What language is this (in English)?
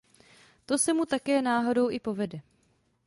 Czech